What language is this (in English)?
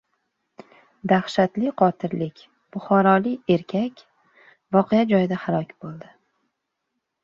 Uzbek